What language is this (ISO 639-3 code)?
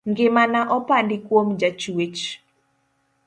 luo